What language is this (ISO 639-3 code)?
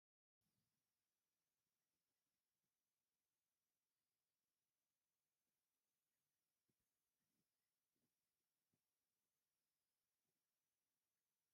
tir